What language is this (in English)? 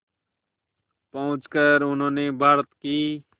Hindi